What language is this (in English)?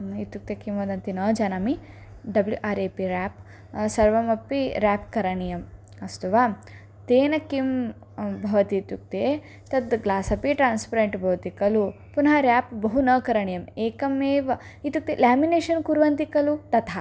Sanskrit